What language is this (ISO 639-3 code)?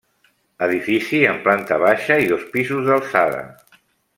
cat